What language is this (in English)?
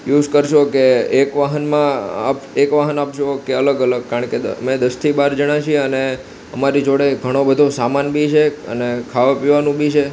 Gujarati